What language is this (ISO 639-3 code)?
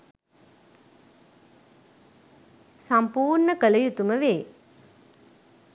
sin